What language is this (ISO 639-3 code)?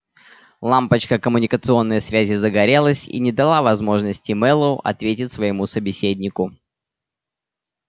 rus